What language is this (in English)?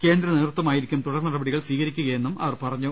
Malayalam